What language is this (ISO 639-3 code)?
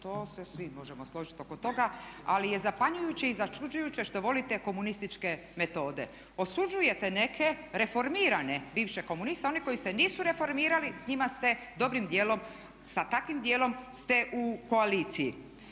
hrv